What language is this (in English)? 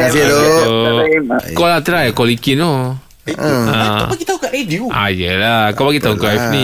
Malay